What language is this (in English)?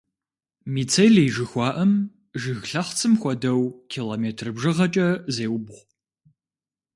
Kabardian